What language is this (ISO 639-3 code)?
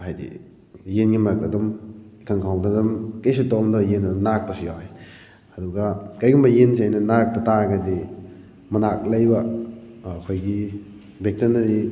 mni